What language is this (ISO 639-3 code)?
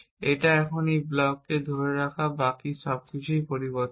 ben